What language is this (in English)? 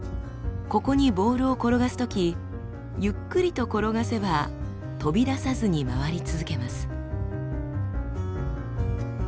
Japanese